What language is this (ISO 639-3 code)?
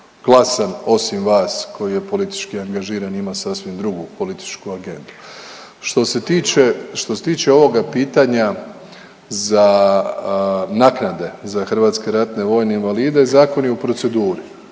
hrv